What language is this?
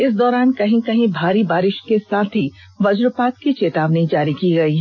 Hindi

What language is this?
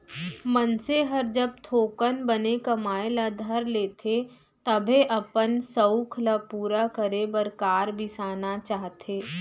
Chhattisgarhi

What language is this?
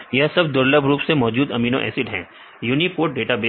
Hindi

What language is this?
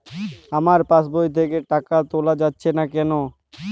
Bangla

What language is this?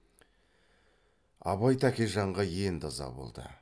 Kazakh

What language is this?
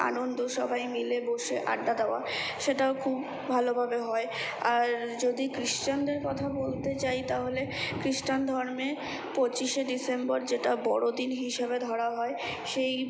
Bangla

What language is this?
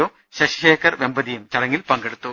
Malayalam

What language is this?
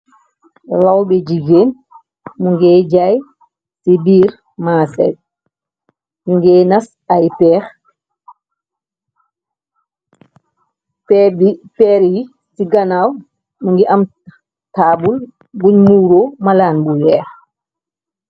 Wolof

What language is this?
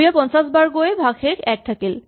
Assamese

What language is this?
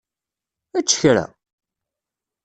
Kabyle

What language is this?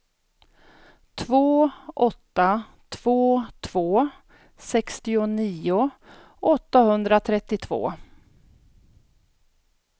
Swedish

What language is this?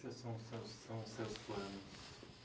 Portuguese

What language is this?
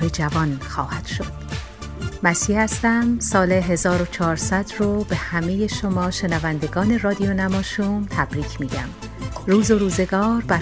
Persian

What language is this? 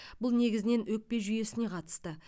Kazakh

